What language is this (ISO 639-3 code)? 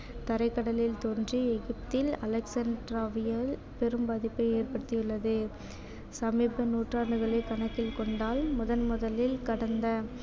tam